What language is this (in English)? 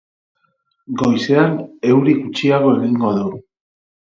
Basque